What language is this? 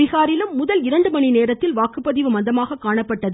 Tamil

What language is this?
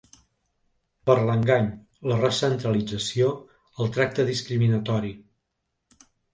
Catalan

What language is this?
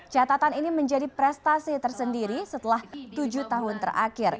Indonesian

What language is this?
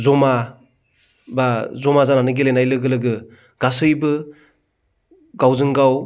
Bodo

